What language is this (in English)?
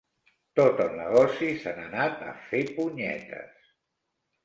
Catalan